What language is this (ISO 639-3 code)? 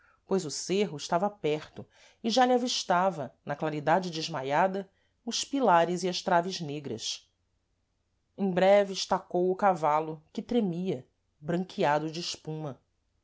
por